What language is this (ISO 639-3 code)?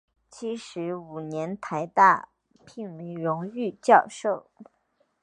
zho